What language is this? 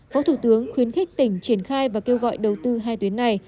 Vietnamese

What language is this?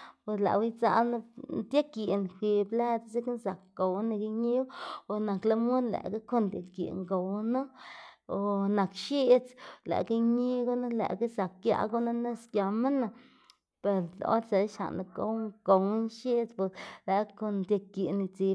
Xanaguía Zapotec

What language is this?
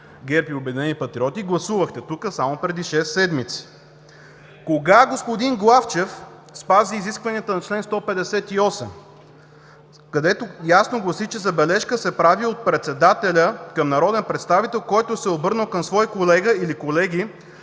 Bulgarian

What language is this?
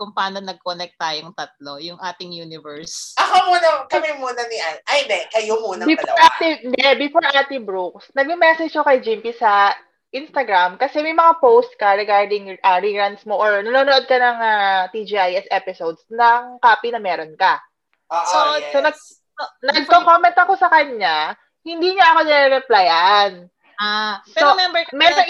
Filipino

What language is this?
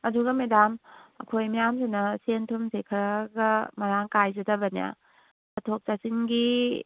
Manipuri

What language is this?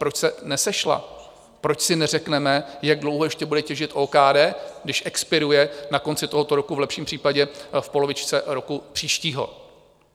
Czech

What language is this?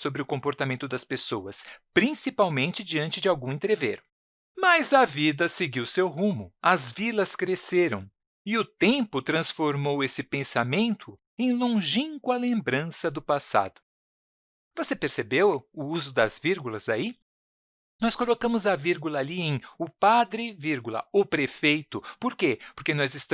Portuguese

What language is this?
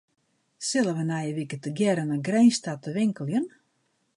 Western Frisian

